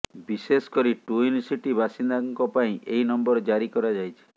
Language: Odia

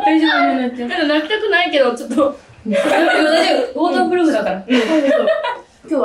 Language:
Japanese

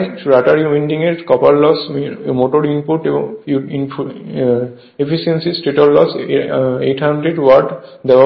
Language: Bangla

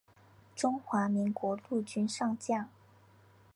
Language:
Chinese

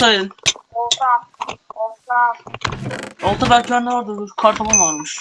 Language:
Turkish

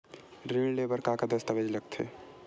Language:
Chhattisgarhi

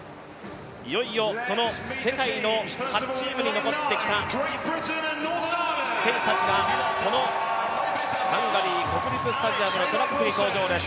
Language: Japanese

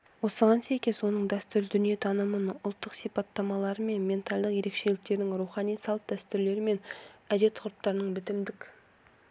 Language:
Kazakh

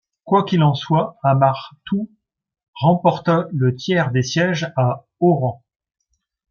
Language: French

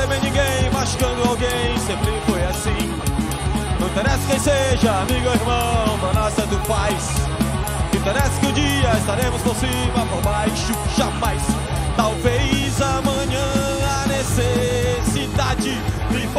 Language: Arabic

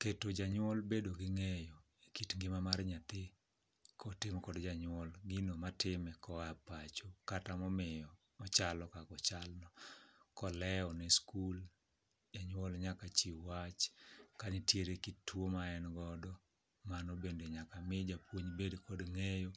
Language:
Luo (Kenya and Tanzania)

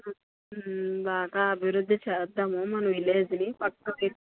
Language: Telugu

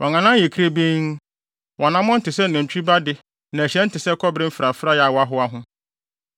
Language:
Akan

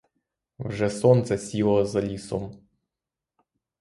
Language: Ukrainian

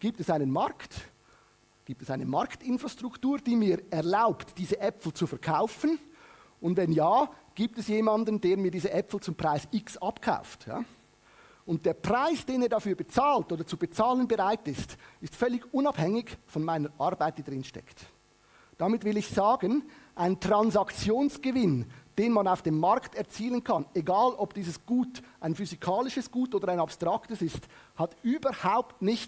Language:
German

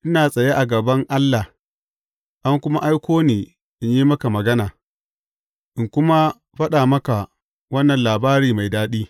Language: Hausa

